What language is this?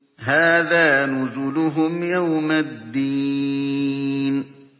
Arabic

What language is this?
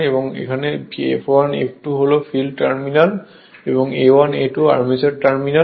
Bangla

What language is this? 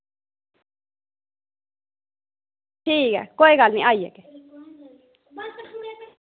Dogri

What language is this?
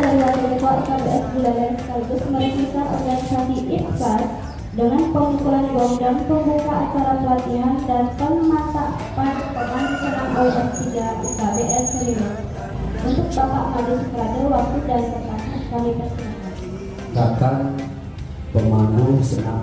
Indonesian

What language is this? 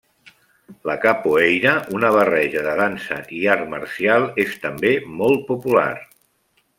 Catalan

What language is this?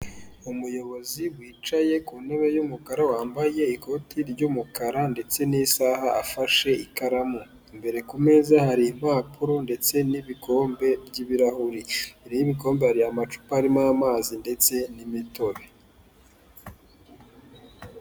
Kinyarwanda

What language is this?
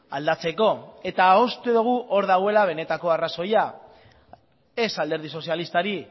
Basque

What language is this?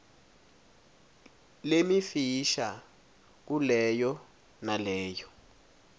Swati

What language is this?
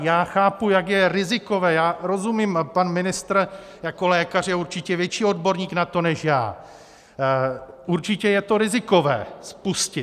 Czech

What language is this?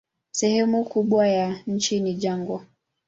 Swahili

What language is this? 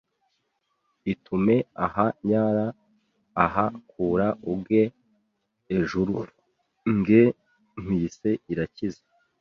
Kinyarwanda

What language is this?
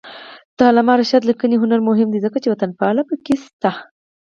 Pashto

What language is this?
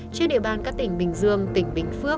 Vietnamese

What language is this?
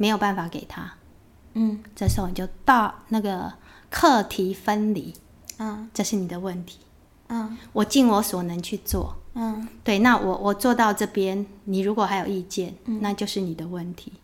Chinese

